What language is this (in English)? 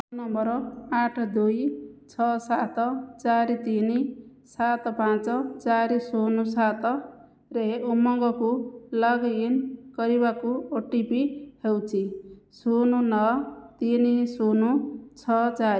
Odia